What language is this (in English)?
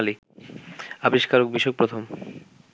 Bangla